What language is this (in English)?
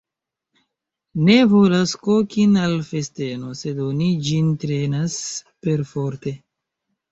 Esperanto